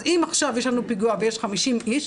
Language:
Hebrew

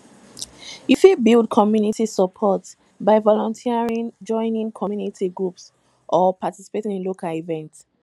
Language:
Nigerian Pidgin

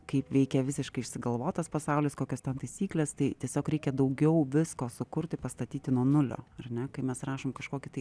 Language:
Lithuanian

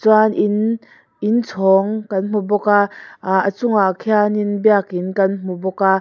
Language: Mizo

